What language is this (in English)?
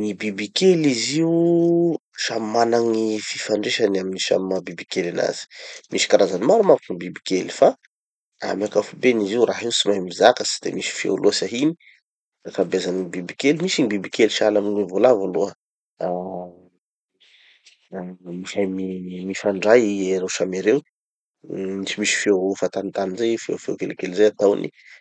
Tanosy Malagasy